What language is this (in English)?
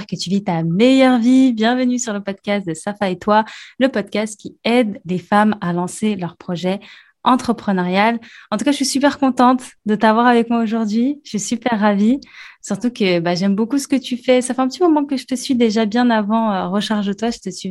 French